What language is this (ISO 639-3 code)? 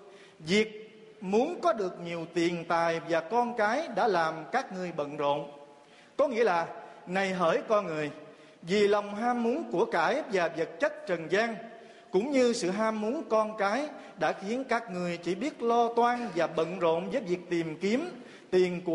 vie